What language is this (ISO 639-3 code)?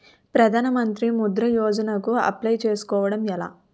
tel